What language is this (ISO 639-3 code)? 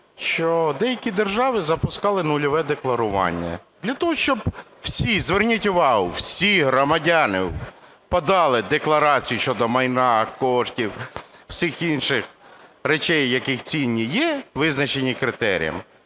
ukr